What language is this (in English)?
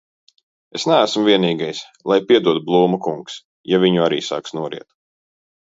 Latvian